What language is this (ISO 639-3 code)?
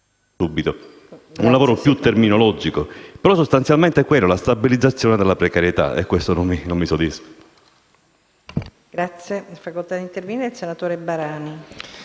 ita